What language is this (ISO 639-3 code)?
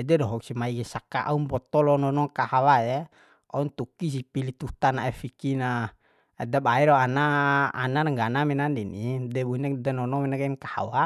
bhp